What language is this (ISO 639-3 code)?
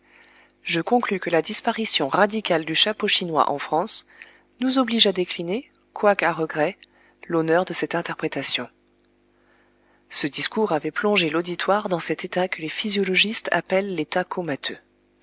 fra